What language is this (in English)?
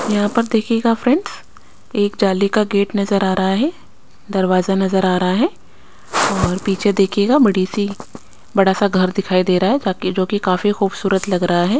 Hindi